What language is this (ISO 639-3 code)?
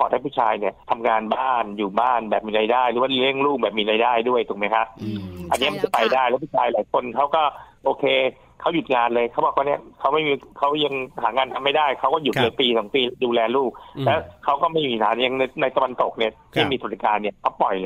tha